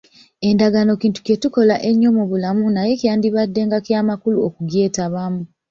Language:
Ganda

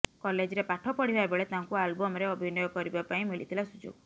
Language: Odia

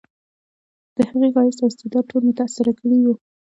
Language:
Pashto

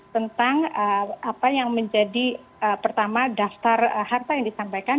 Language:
Indonesian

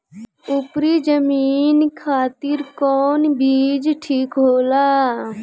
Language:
Bhojpuri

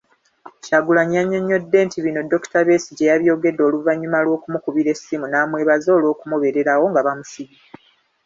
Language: Ganda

